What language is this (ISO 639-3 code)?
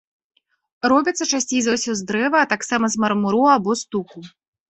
bel